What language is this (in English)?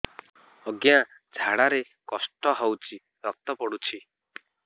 Odia